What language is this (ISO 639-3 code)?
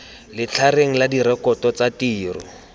tsn